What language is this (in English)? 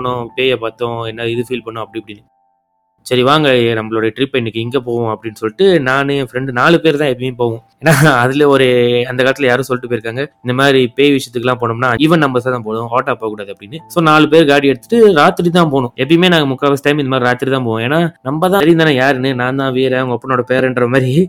Tamil